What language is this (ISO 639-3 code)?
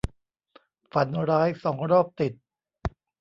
tha